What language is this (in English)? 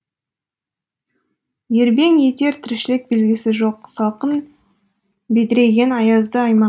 Kazakh